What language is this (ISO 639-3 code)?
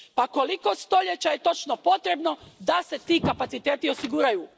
hrv